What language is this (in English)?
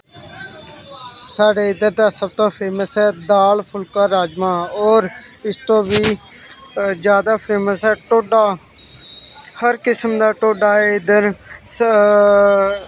Dogri